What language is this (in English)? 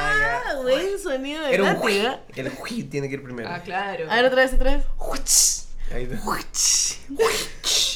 Spanish